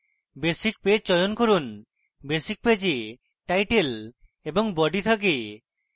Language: Bangla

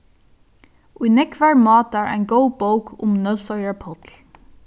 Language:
Faroese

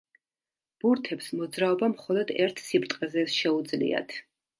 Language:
Georgian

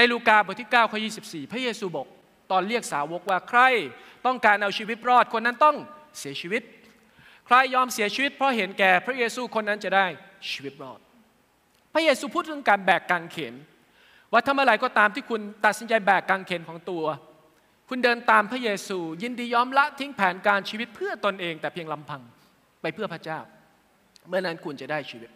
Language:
Thai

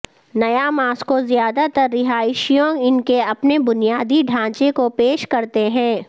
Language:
Urdu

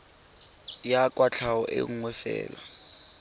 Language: Tswana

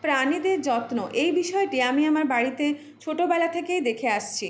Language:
Bangla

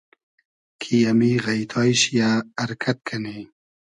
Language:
Hazaragi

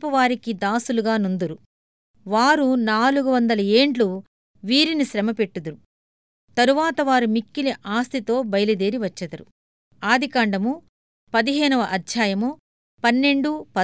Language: Telugu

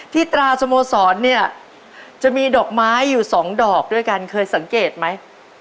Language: Thai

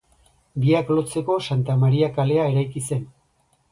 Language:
Basque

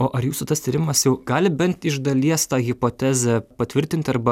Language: Lithuanian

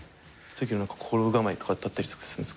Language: Japanese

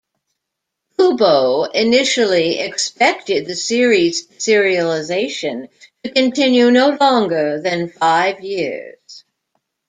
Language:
English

